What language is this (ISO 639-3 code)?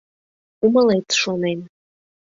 chm